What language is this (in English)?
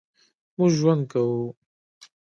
Pashto